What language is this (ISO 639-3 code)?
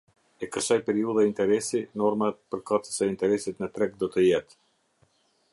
sqi